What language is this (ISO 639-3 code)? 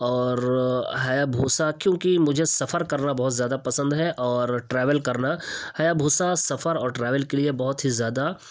urd